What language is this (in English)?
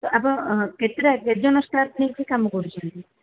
Odia